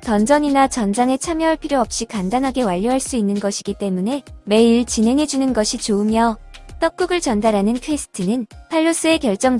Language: Korean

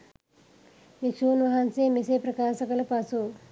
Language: Sinhala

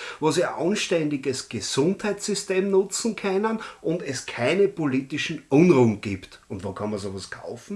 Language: German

